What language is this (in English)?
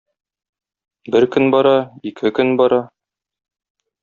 Tatar